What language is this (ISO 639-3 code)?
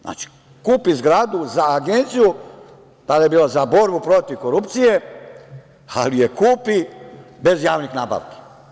srp